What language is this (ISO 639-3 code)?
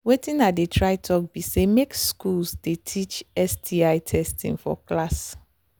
pcm